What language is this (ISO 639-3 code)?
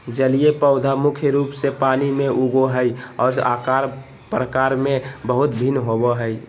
mag